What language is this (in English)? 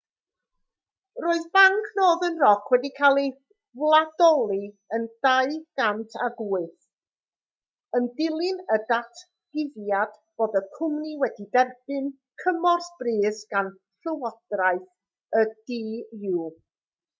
Welsh